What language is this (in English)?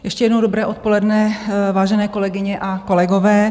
Czech